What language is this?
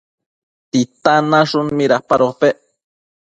Matsés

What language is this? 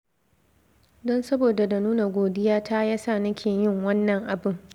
Hausa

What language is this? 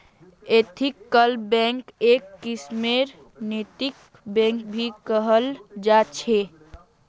Magahi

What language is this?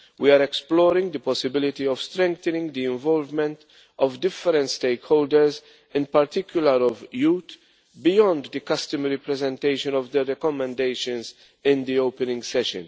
English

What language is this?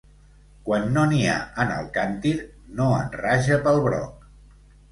Catalan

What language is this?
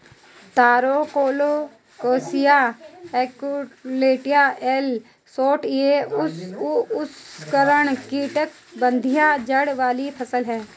Hindi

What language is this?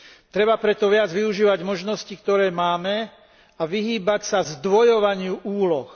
Slovak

